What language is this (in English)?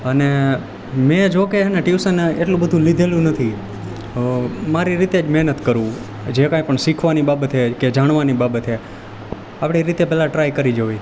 Gujarati